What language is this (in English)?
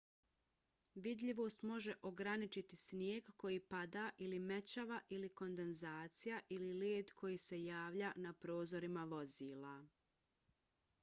Bosnian